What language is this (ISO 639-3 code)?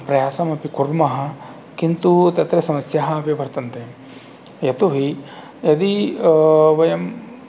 san